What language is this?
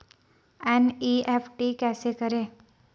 Hindi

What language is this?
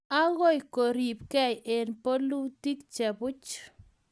Kalenjin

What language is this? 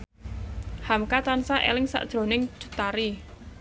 Javanese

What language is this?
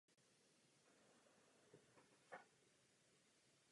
Czech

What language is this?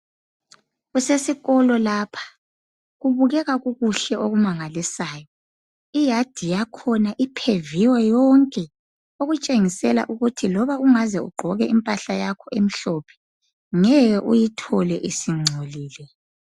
North Ndebele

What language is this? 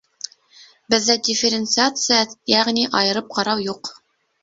Bashkir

